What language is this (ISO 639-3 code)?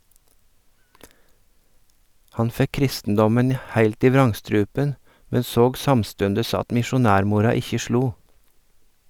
nor